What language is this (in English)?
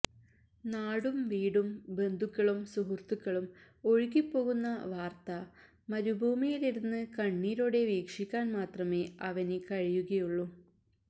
Malayalam